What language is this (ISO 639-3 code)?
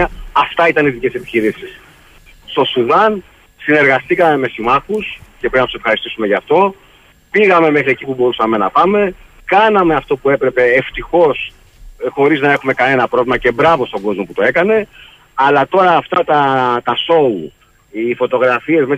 ell